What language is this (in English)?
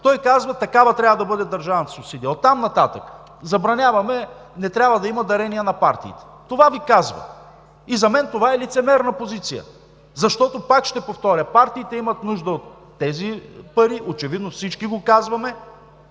Bulgarian